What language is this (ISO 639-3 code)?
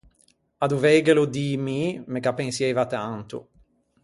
lij